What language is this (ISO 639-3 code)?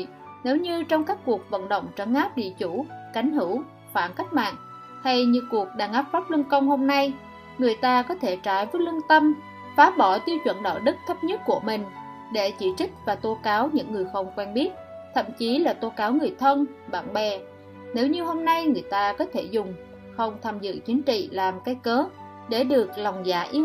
vie